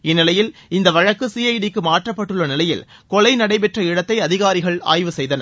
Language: Tamil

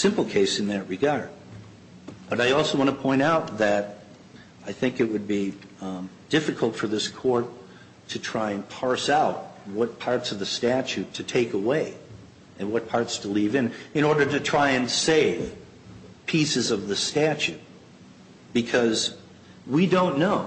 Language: English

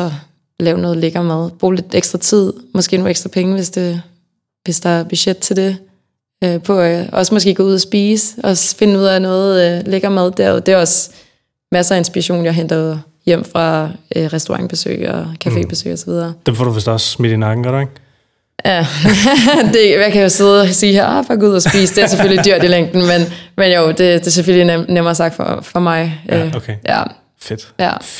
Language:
Danish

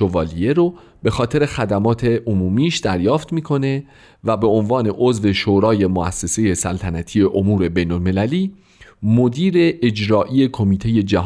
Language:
Persian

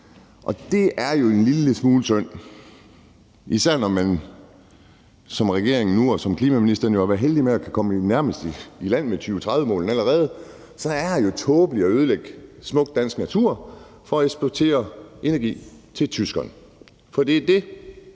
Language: Danish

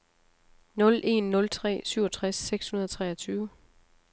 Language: Danish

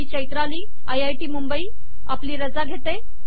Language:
Marathi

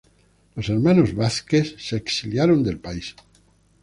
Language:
Spanish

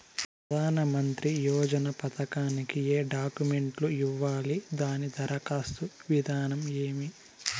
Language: Telugu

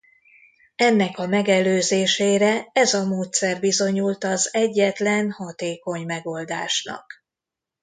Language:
Hungarian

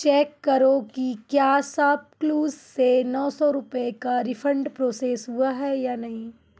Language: Hindi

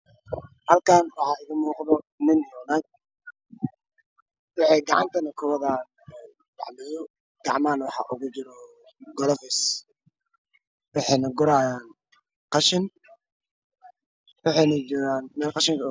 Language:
Somali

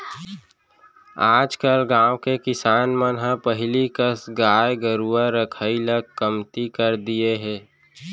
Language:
Chhattisgarhi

